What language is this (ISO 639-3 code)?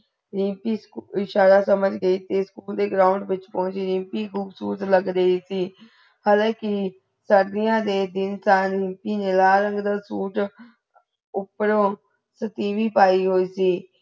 pan